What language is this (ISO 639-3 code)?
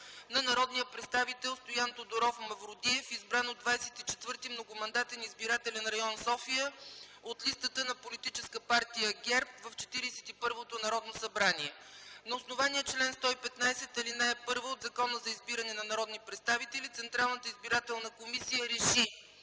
bul